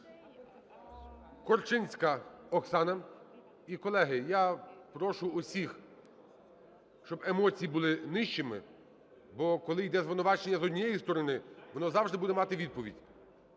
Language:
Ukrainian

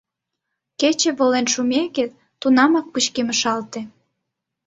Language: Mari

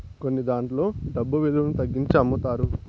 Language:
Telugu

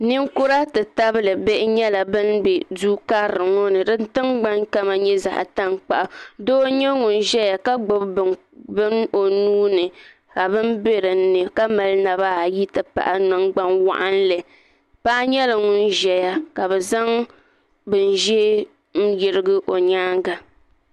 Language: Dagbani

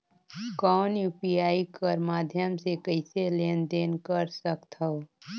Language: Chhattisgarhi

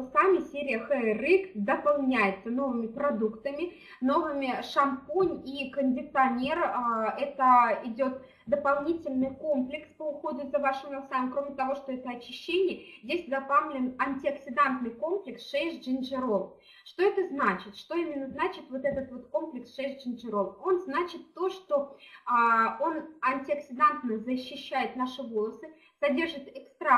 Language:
Russian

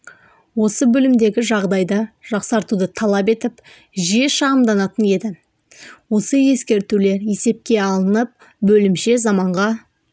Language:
Kazakh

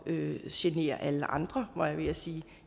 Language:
Danish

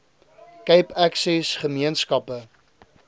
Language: Afrikaans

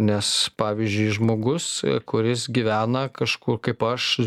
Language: Lithuanian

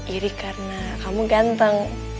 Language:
Indonesian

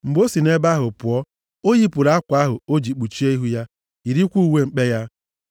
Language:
Igbo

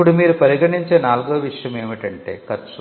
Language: Telugu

